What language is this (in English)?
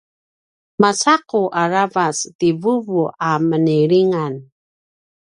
Paiwan